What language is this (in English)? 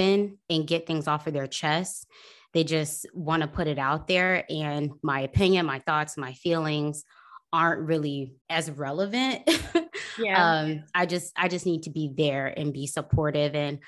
English